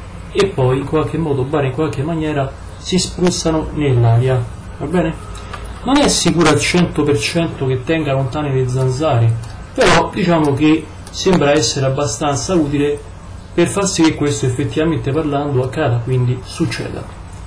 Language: Italian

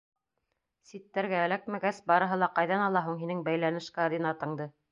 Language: Bashkir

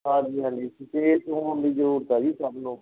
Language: Punjabi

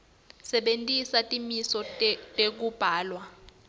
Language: Swati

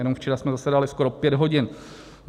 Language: Czech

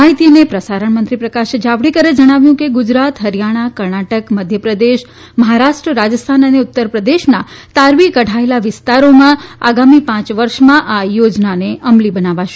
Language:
Gujarati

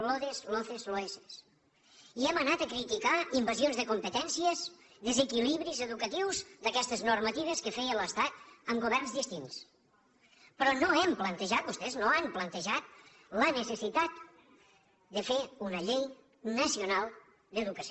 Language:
Catalan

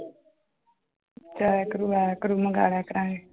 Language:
Punjabi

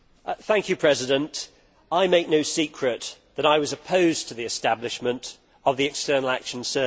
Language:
English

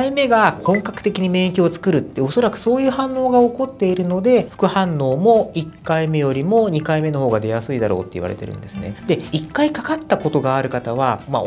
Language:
Japanese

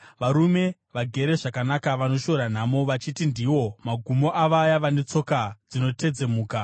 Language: Shona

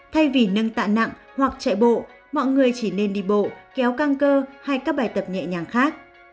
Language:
Vietnamese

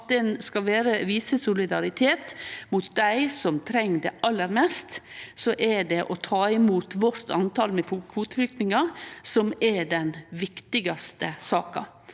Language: Norwegian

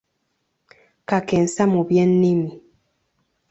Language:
Ganda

